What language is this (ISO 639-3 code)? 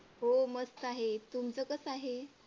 mar